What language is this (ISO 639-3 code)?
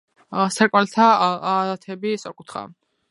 kat